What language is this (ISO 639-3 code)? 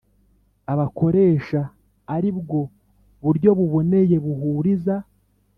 kin